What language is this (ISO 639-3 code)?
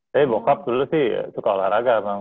ind